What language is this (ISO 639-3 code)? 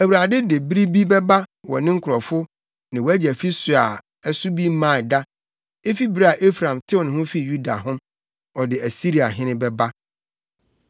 aka